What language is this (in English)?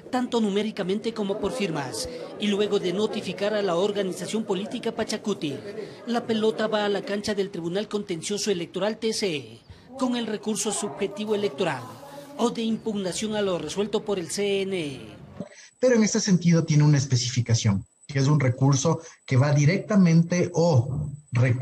Spanish